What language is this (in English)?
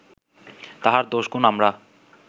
Bangla